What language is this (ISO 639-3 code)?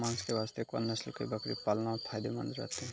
mai